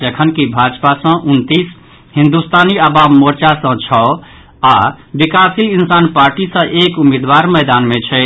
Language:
Maithili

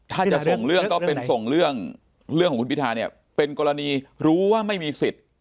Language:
Thai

